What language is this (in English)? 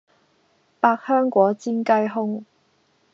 Cantonese